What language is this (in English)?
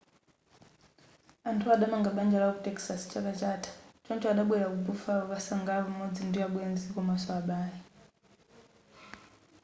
Nyanja